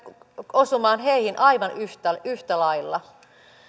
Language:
Finnish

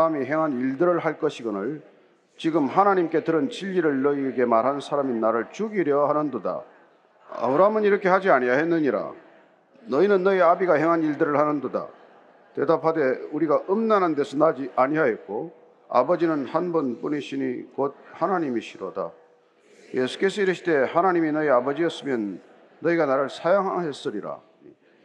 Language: Korean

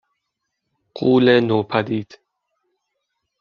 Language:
Persian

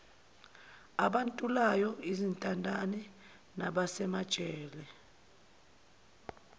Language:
Zulu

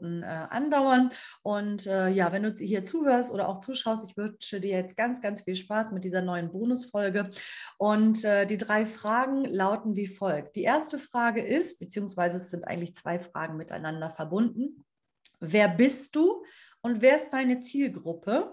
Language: German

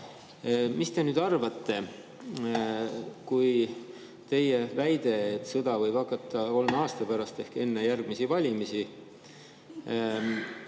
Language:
Estonian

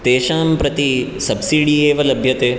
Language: Sanskrit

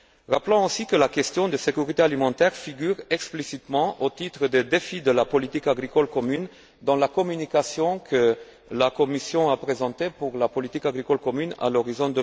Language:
French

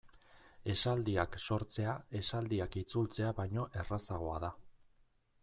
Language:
Basque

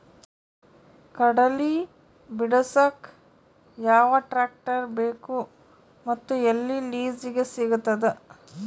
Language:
Kannada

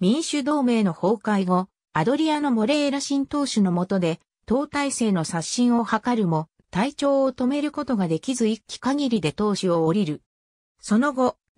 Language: Japanese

